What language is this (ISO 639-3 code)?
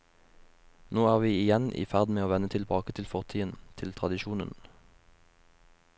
nor